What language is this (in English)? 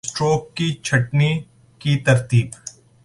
Urdu